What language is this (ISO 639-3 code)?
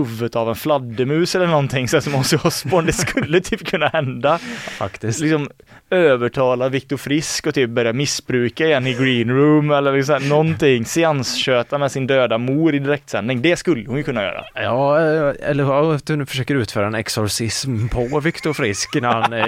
swe